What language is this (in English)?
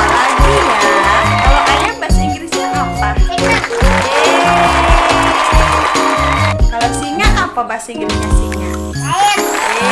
Indonesian